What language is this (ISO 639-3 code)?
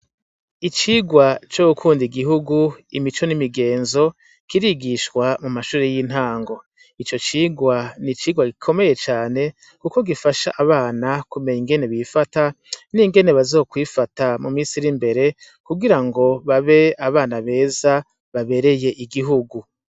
run